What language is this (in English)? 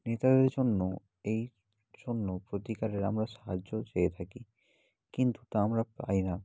Bangla